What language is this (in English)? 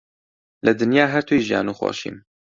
Central Kurdish